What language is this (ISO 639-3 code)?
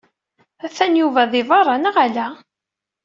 kab